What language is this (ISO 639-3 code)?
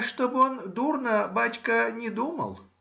rus